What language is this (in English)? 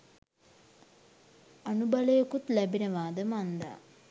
Sinhala